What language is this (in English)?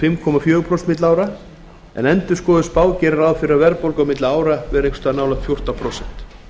Icelandic